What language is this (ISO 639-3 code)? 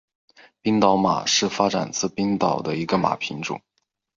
zho